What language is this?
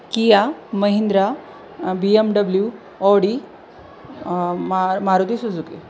Marathi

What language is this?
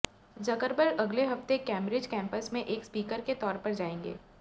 Hindi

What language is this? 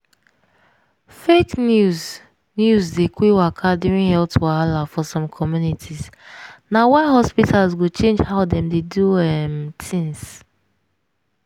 Nigerian Pidgin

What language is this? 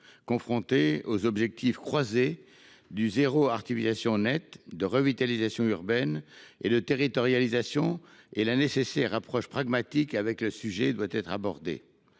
French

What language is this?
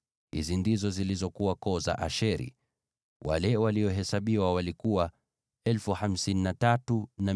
Swahili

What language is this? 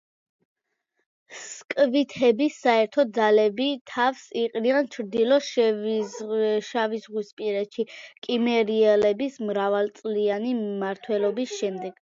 Georgian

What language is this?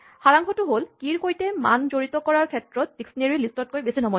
Assamese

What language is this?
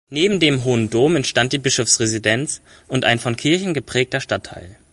German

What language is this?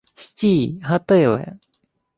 Ukrainian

